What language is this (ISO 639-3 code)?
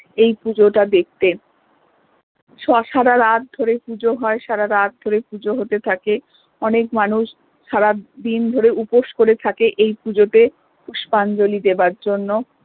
ben